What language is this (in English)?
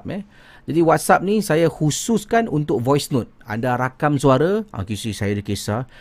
Malay